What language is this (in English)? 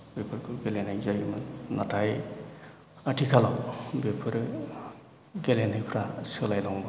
Bodo